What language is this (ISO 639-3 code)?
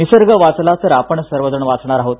mar